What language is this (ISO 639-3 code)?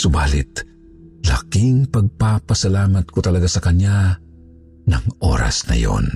fil